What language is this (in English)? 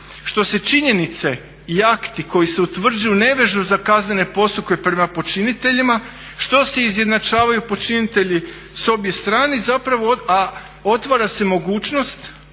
Croatian